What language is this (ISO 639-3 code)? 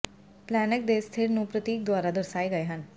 pan